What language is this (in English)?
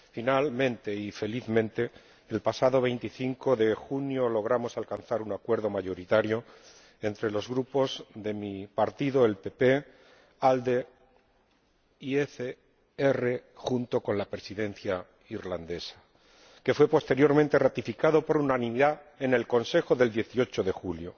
Spanish